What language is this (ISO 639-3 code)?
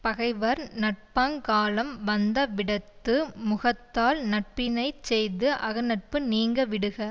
tam